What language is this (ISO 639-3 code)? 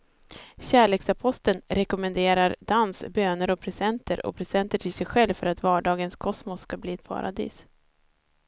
swe